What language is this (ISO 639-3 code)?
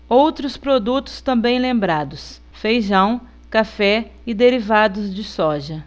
por